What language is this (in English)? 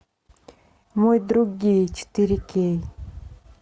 Russian